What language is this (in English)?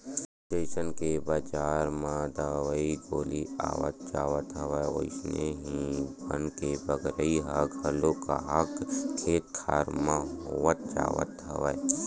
Chhattisgarhi